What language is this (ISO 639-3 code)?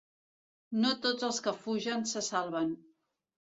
cat